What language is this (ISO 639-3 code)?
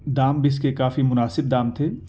urd